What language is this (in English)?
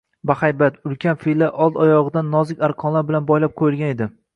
Uzbek